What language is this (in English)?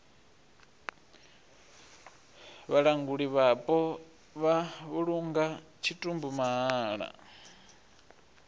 Venda